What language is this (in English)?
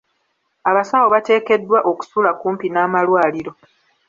Ganda